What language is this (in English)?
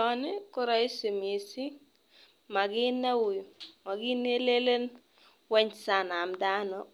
Kalenjin